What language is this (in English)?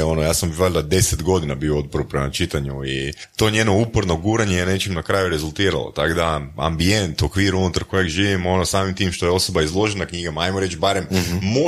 Croatian